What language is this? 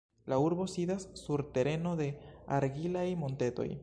Esperanto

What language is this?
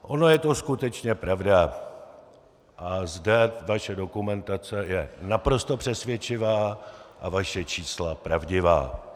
Czech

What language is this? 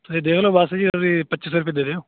Punjabi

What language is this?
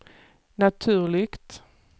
Swedish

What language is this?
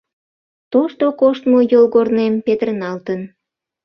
Mari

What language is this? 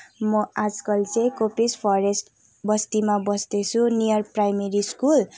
Nepali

